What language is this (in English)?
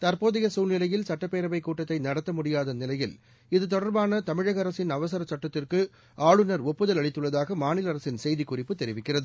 Tamil